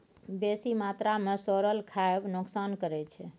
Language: Maithili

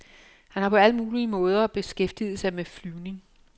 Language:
Danish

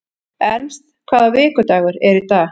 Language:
Icelandic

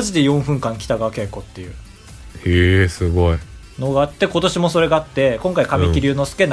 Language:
Japanese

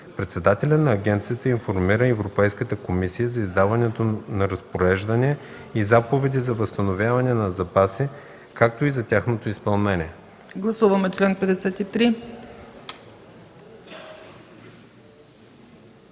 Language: Bulgarian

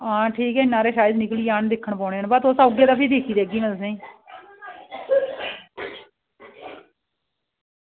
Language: Dogri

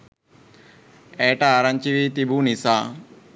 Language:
Sinhala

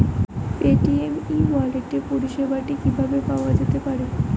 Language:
Bangla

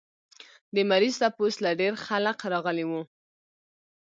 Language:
Pashto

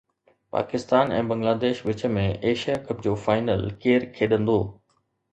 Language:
Sindhi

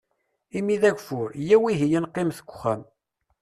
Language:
Kabyle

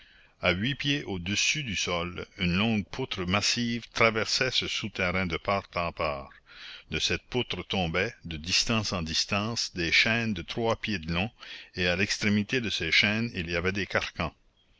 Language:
French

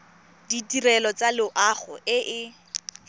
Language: Tswana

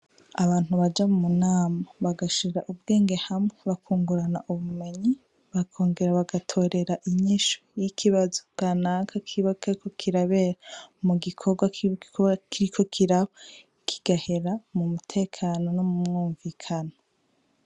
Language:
Rundi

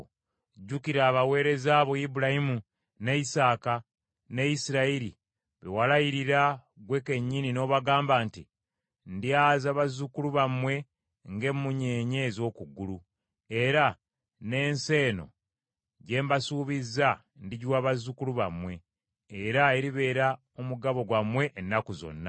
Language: Ganda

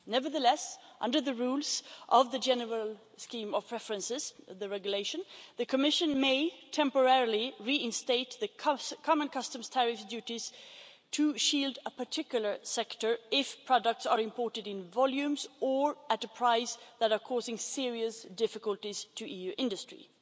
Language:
English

